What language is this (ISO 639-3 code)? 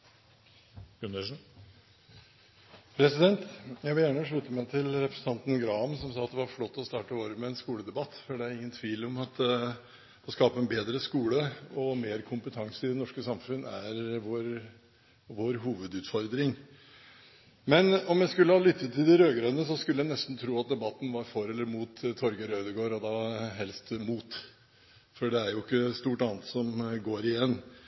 nor